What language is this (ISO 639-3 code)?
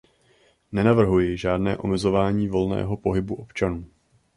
ces